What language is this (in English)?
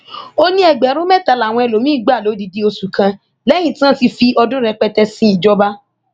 Yoruba